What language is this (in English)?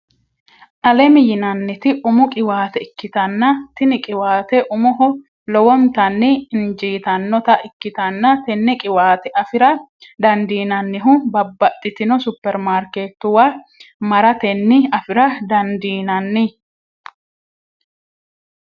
Sidamo